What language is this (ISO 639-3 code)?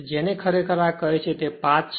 guj